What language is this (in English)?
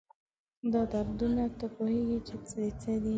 Pashto